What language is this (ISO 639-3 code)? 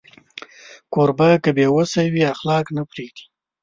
pus